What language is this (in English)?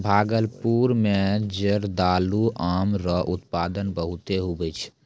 Maithili